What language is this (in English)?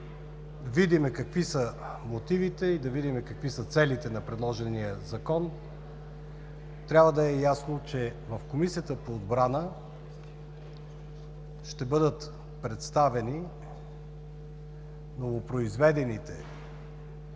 Bulgarian